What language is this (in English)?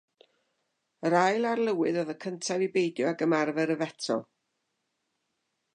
Welsh